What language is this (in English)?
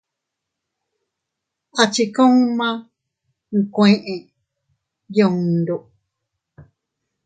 Teutila Cuicatec